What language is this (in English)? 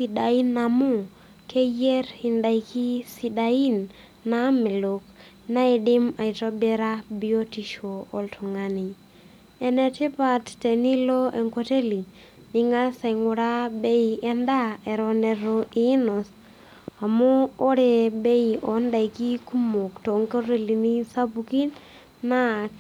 Masai